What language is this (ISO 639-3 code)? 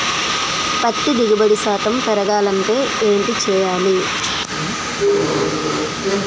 tel